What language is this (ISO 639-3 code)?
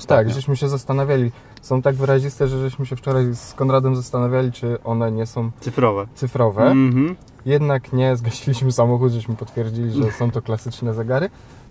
pol